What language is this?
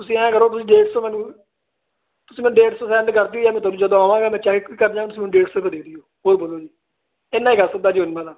Punjabi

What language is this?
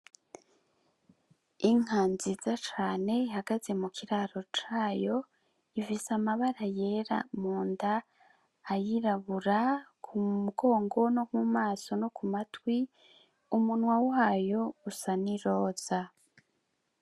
Rundi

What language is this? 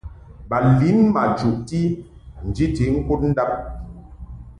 Mungaka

